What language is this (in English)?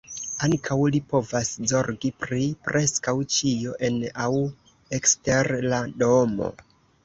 Esperanto